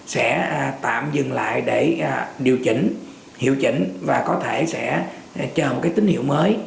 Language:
Vietnamese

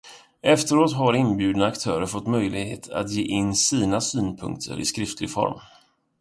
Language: Swedish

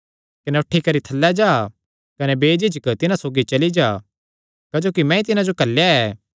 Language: Kangri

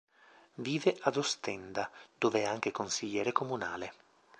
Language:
Italian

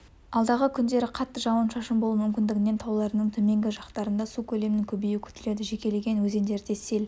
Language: Kazakh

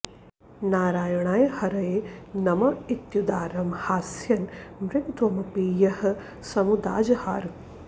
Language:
Sanskrit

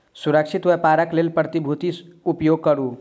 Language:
Maithili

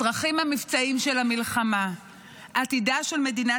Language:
Hebrew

